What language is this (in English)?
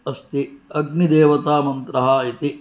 Sanskrit